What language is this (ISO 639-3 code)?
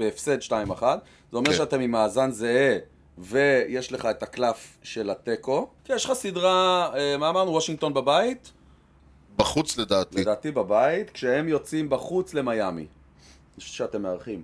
heb